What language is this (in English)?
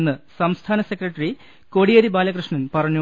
Malayalam